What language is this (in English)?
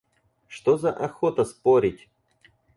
Russian